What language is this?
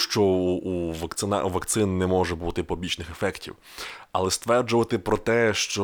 Ukrainian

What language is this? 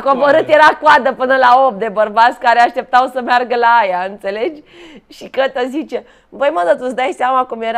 Romanian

